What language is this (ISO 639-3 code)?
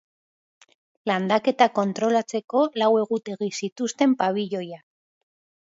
eus